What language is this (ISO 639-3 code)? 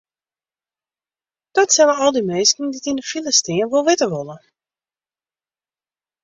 fry